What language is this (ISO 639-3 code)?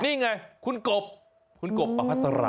tha